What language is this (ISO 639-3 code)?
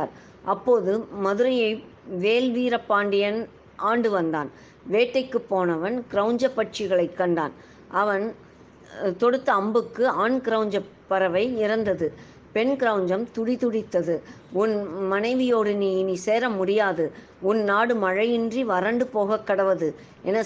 tam